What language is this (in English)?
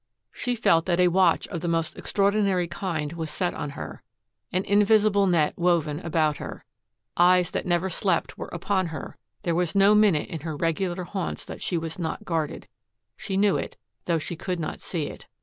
English